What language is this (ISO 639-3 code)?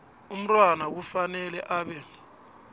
nbl